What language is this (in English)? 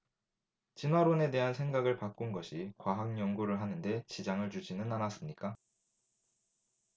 Korean